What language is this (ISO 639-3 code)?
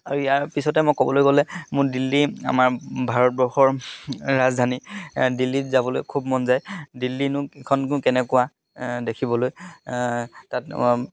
asm